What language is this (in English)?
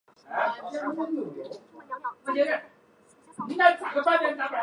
Chinese